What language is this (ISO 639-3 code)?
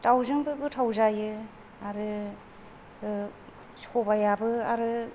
brx